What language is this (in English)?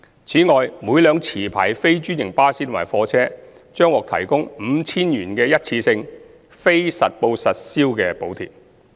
Cantonese